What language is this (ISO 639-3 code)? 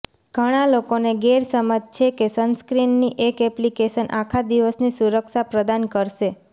guj